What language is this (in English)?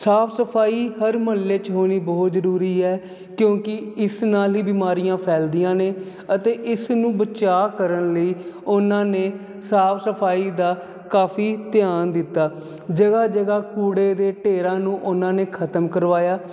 Punjabi